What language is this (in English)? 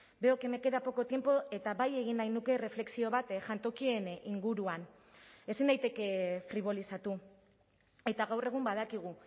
Basque